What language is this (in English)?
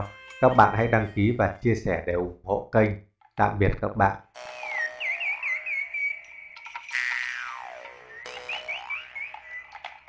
Vietnamese